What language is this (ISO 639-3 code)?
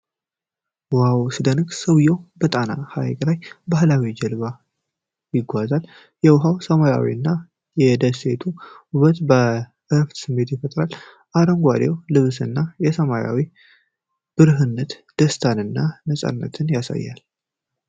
amh